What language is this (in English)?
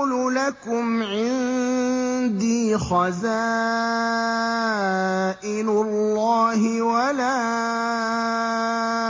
Arabic